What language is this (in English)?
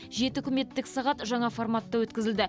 Kazakh